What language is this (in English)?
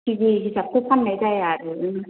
Bodo